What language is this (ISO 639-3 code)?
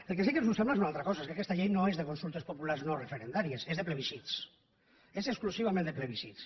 cat